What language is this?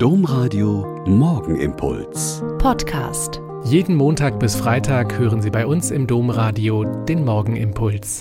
German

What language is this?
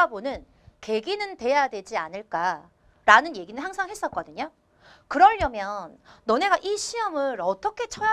Korean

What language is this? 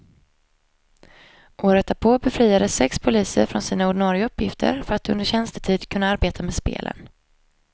Swedish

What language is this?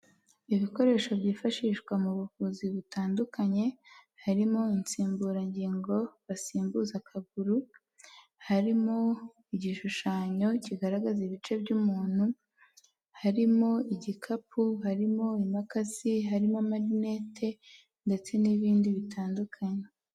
Kinyarwanda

